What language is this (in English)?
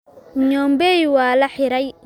Somali